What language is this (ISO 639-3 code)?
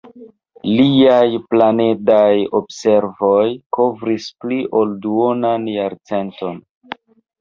epo